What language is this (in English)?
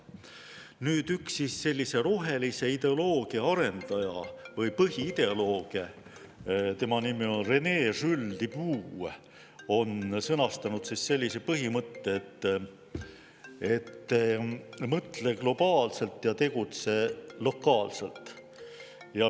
Estonian